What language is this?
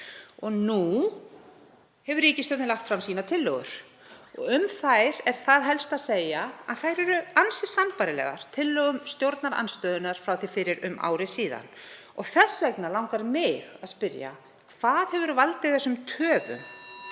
Icelandic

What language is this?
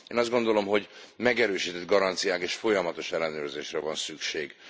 Hungarian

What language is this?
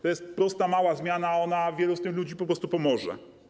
Polish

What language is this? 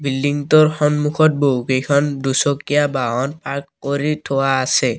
Assamese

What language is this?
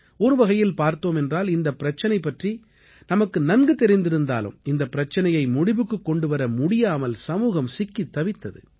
Tamil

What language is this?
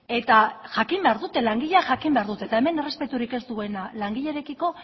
Basque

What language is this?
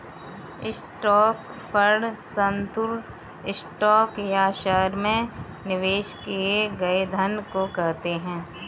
Hindi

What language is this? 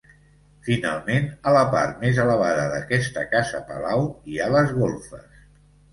Catalan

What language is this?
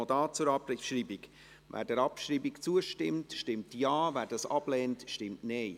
Swiss German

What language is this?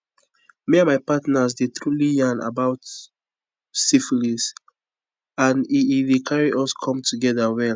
Nigerian Pidgin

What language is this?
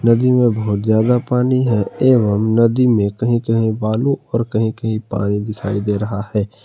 Hindi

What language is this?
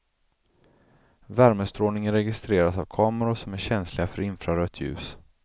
Swedish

